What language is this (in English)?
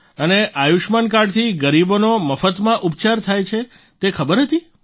Gujarati